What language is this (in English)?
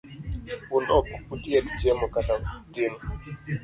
Luo (Kenya and Tanzania)